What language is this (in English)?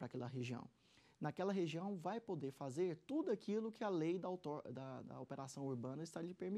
Portuguese